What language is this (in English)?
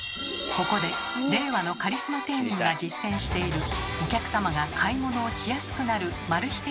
Japanese